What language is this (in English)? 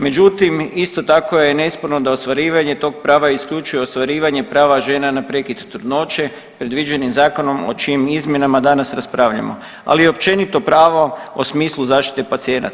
Croatian